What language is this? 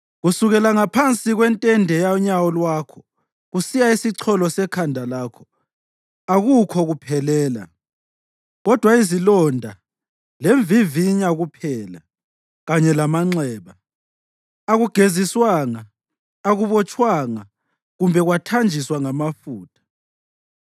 North Ndebele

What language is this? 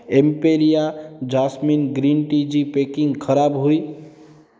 Sindhi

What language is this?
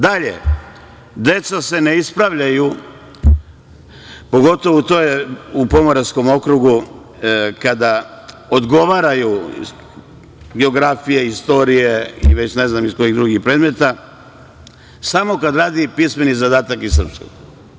Serbian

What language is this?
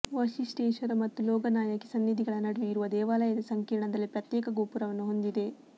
Kannada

